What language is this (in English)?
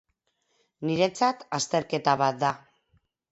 Basque